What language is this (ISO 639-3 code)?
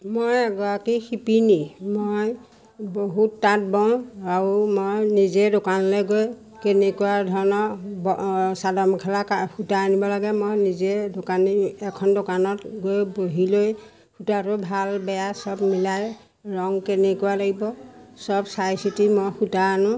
asm